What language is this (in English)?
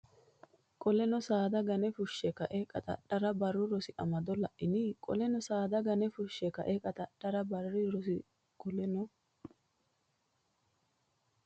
Sidamo